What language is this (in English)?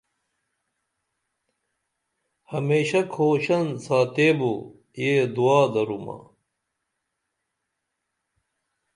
Dameli